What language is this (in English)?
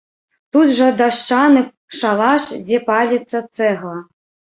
Belarusian